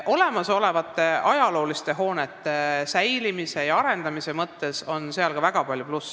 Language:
Estonian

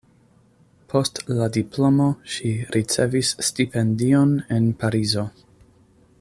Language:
Esperanto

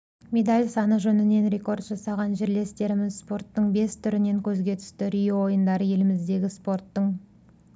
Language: Kazakh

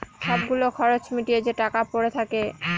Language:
Bangla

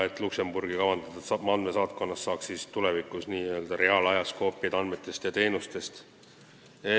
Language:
Estonian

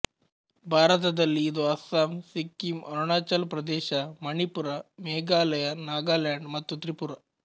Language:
Kannada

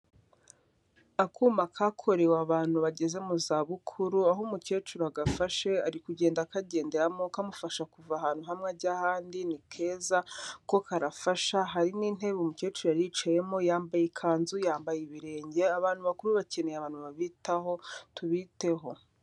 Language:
Kinyarwanda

